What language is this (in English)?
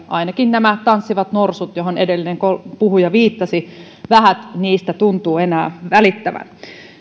Finnish